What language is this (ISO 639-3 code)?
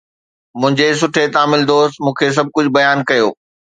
snd